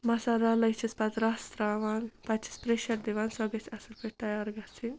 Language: Kashmiri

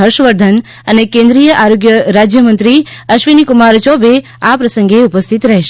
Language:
Gujarati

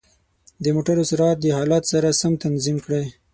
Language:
Pashto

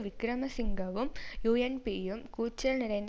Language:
Tamil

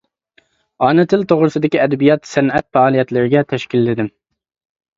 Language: Uyghur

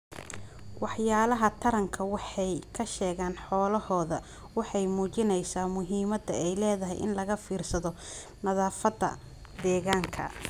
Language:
Somali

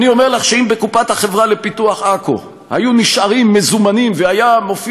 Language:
Hebrew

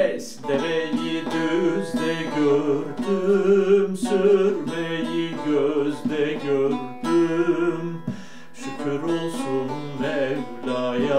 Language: Turkish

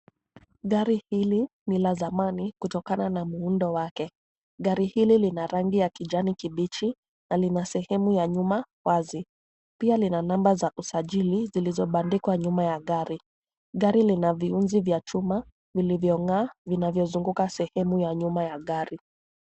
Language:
Swahili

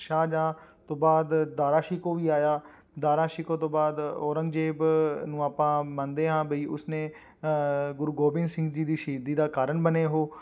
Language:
Punjabi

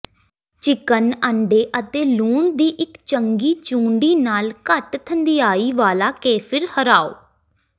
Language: Punjabi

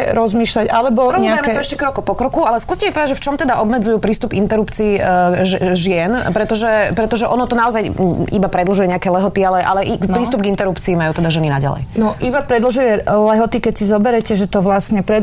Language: Slovak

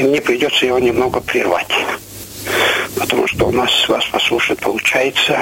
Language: Russian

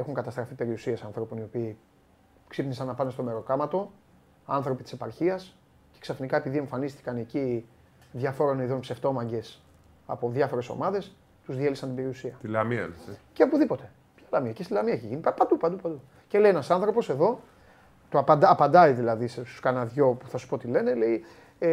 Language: Greek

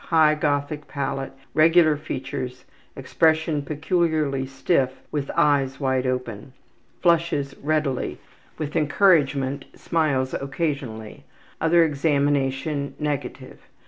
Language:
English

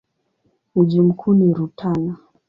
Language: Swahili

